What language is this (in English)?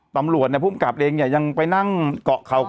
Thai